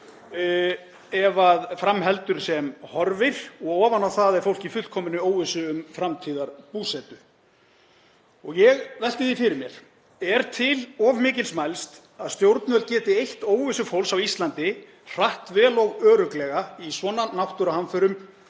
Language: Icelandic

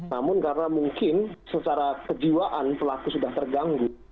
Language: Indonesian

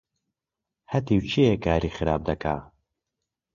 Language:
Central Kurdish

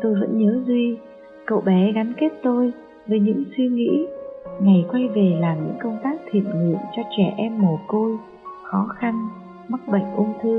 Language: Vietnamese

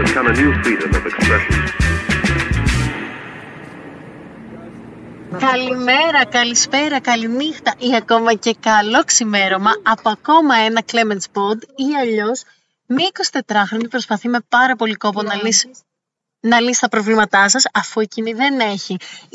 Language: Greek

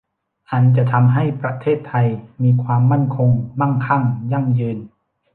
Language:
Thai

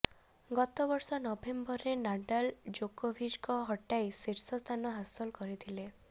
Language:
Odia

